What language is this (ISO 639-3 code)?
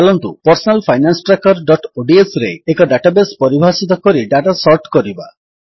ori